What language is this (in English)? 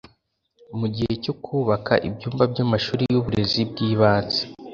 Kinyarwanda